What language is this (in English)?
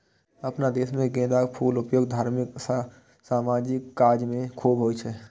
Maithili